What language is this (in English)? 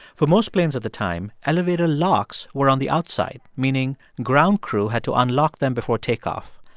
English